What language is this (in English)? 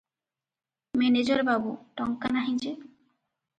Odia